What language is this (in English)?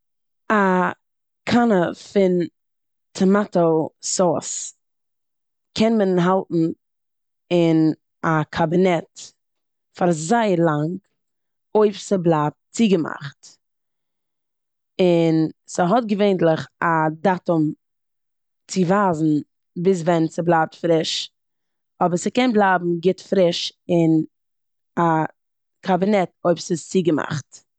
Yiddish